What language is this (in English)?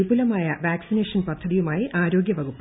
Malayalam